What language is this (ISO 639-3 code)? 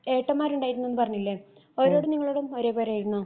mal